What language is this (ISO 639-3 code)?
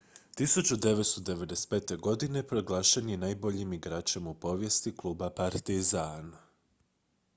hrv